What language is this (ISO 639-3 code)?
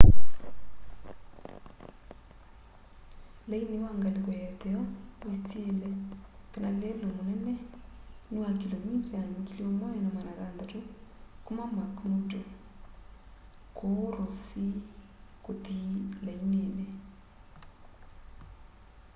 kam